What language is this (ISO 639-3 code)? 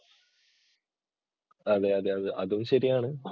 mal